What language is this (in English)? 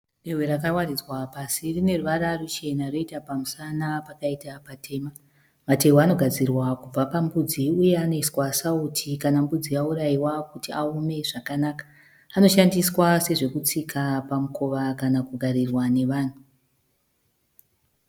Shona